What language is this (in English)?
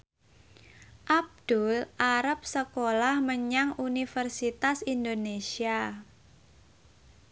Javanese